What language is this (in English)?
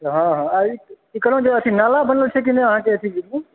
Maithili